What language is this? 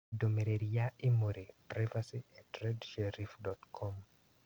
Kikuyu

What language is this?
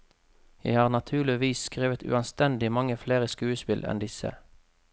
Norwegian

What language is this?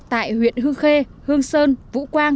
Vietnamese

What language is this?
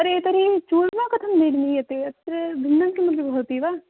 Sanskrit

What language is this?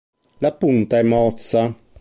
Italian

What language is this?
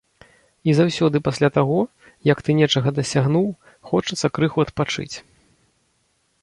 Belarusian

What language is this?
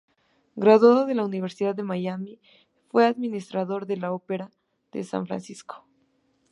Spanish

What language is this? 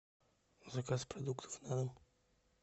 Russian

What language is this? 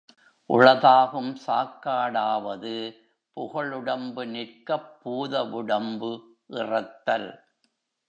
Tamil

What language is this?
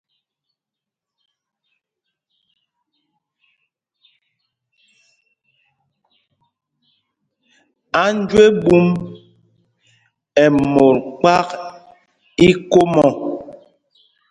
Mpumpong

